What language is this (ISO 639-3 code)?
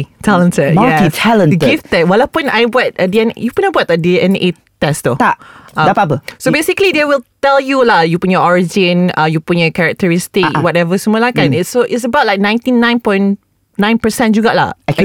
msa